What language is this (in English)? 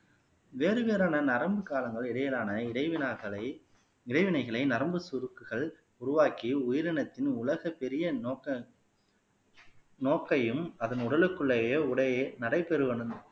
Tamil